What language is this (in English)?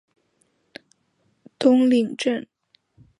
Chinese